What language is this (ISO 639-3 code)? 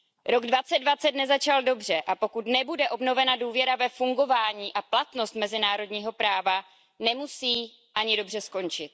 ces